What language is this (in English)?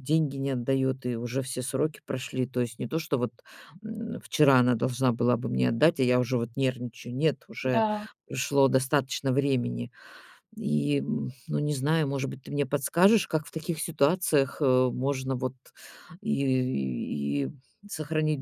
Russian